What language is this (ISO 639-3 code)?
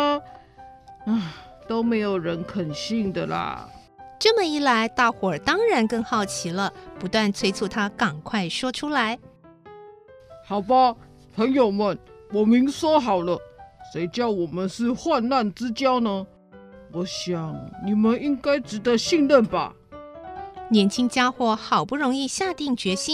zho